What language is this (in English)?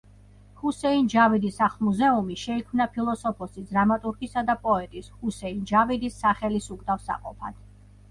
Georgian